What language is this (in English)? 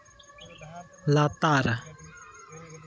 Santali